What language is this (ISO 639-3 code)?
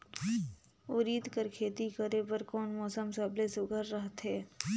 hne